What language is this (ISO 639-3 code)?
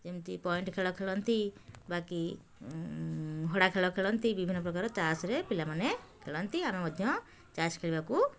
ori